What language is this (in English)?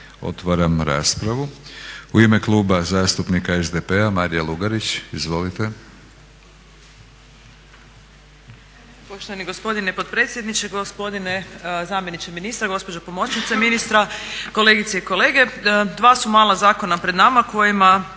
Croatian